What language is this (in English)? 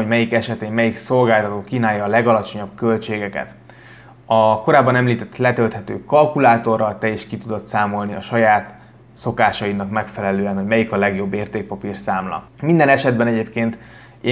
Hungarian